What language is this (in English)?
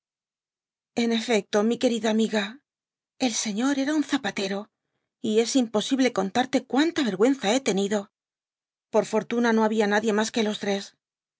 Spanish